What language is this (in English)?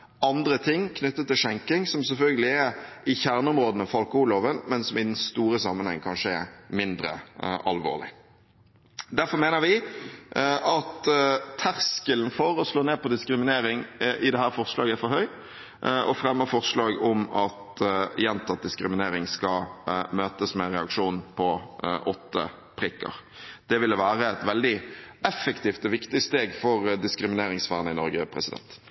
Norwegian Bokmål